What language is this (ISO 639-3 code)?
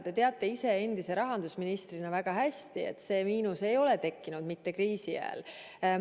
est